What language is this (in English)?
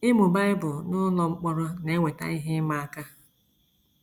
Igbo